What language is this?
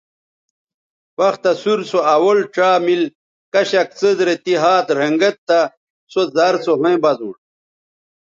Bateri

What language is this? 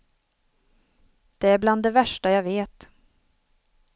Swedish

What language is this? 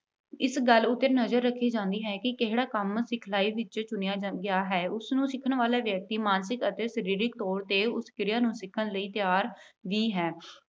Punjabi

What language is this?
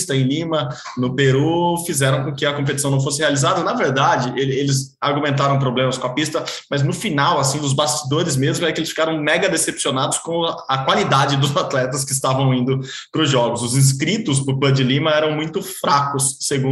Portuguese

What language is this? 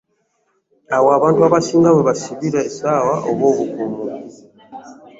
Ganda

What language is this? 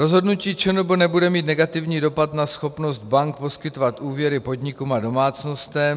Czech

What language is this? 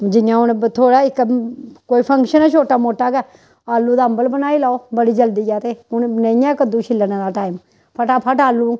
Dogri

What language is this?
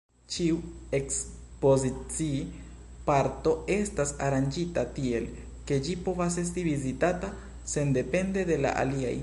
Esperanto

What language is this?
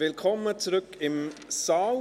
Swiss German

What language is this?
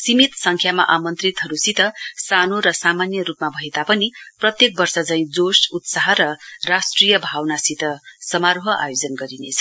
Nepali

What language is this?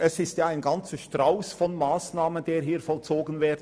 Swiss German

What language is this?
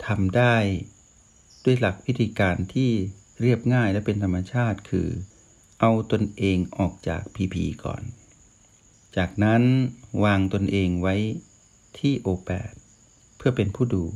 Thai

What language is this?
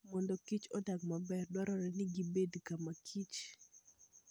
Luo (Kenya and Tanzania)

